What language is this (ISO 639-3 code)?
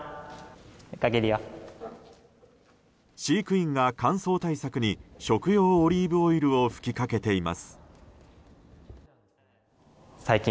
jpn